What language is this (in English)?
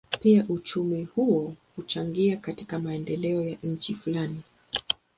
Swahili